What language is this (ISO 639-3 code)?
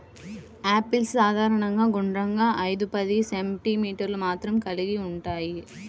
tel